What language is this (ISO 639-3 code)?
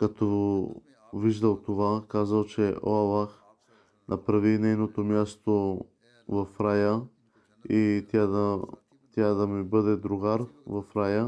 bul